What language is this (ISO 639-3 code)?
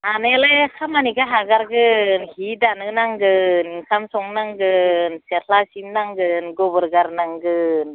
brx